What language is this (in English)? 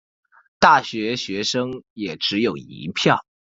Chinese